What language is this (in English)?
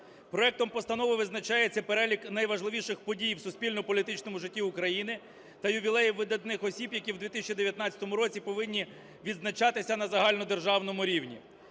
Ukrainian